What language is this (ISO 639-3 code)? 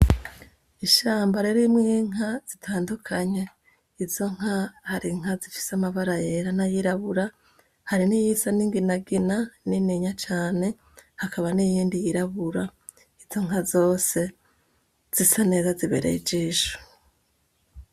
run